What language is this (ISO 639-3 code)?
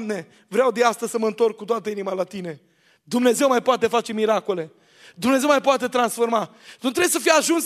ron